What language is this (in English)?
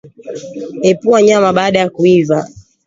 Swahili